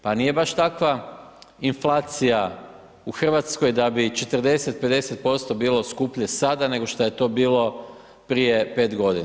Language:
Croatian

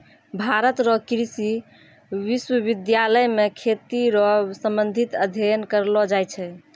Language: Maithili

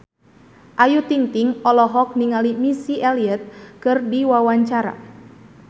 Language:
Sundanese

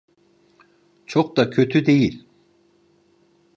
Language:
Turkish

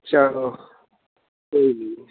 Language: Punjabi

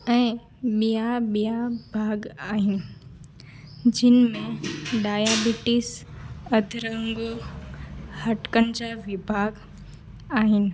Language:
Sindhi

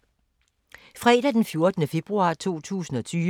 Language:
Danish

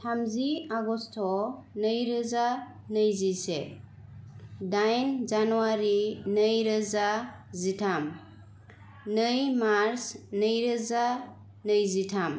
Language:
Bodo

